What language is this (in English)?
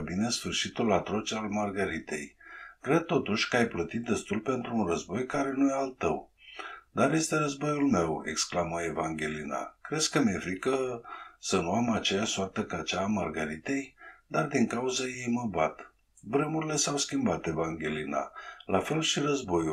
Romanian